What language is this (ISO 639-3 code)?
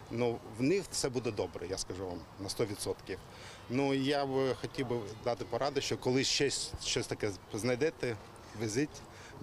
ukr